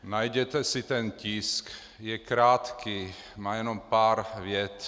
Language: Czech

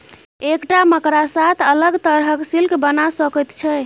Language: Maithili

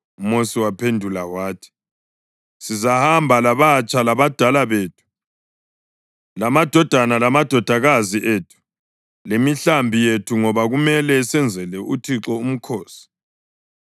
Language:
North Ndebele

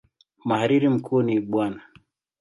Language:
Swahili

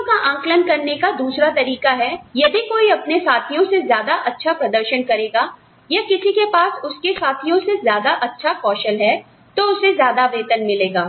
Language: Hindi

